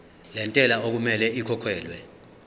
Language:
Zulu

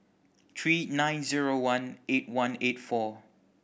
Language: English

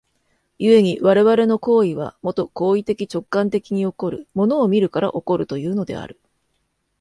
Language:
Japanese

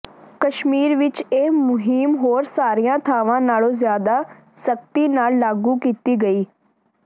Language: Punjabi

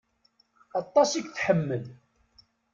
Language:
Kabyle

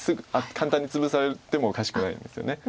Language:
Japanese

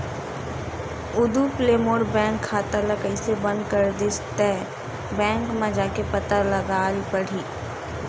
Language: Chhattisgarhi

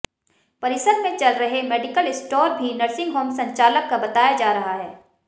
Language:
Hindi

